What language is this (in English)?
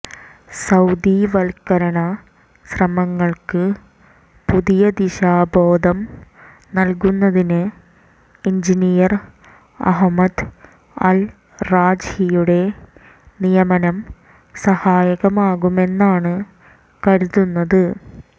Malayalam